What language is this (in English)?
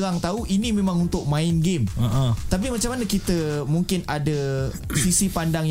Malay